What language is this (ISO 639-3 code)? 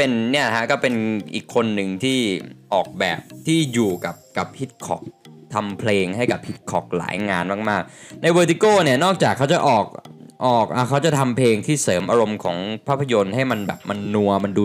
tha